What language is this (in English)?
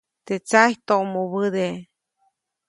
Copainalá Zoque